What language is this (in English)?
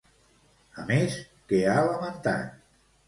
Catalan